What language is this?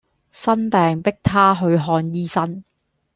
Cantonese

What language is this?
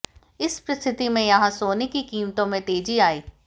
Hindi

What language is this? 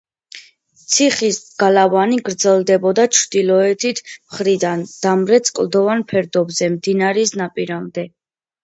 Georgian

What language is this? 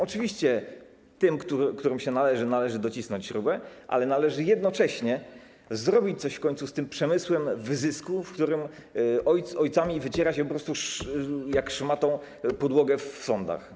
Polish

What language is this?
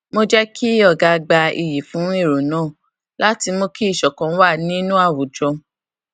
Yoruba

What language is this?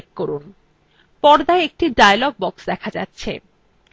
Bangla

